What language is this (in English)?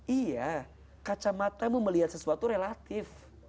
Indonesian